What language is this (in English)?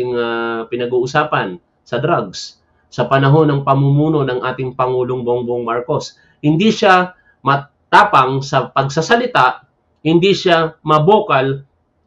Filipino